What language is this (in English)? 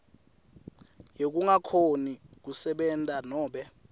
Swati